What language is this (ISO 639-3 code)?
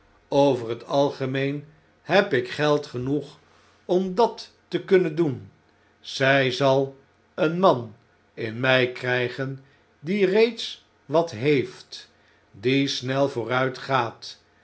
nld